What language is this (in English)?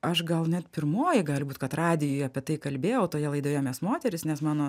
Lithuanian